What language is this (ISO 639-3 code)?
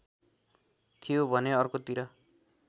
nep